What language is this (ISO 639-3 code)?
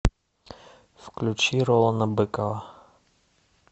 rus